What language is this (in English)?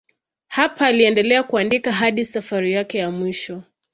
Swahili